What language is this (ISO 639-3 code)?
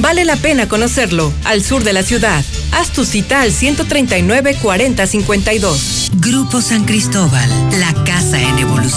spa